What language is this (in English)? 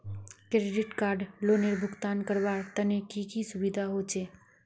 Magahi